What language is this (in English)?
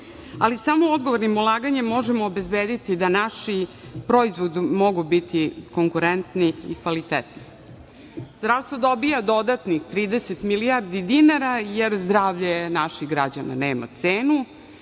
Serbian